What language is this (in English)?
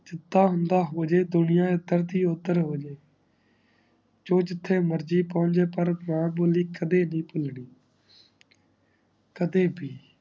Punjabi